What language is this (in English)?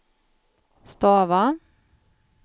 Swedish